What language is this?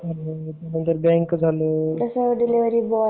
Marathi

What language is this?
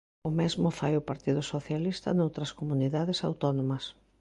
Galician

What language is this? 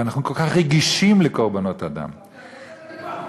Hebrew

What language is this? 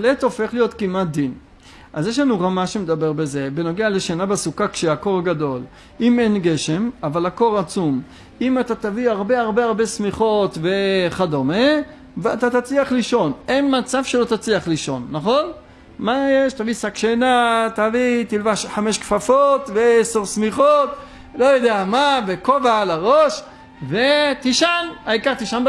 Hebrew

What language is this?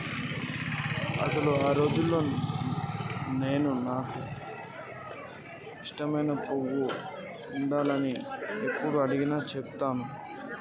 Telugu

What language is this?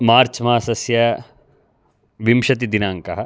Sanskrit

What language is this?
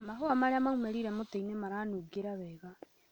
Kikuyu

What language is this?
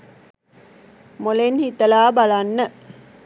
Sinhala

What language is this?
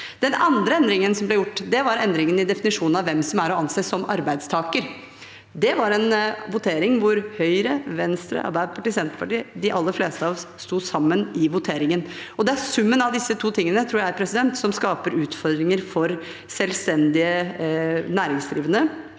Norwegian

